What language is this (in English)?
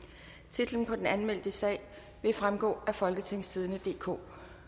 Danish